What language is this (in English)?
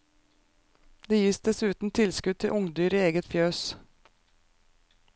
Norwegian